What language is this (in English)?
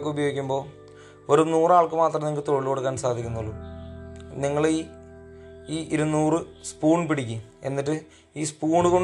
Malayalam